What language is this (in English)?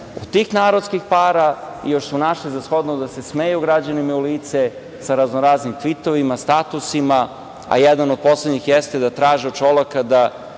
Serbian